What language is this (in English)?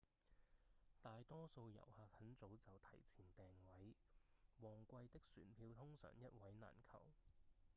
Cantonese